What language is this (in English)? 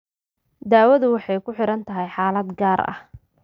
Somali